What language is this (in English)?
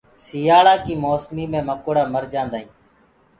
Gurgula